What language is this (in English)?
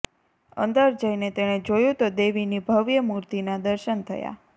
Gujarati